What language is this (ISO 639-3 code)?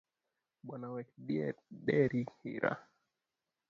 luo